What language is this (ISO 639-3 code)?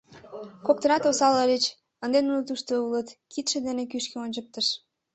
chm